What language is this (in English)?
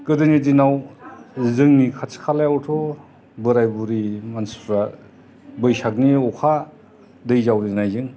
Bodo